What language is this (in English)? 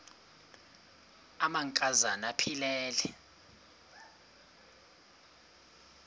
Xhosa